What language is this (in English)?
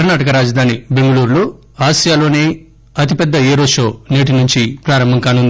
Telugu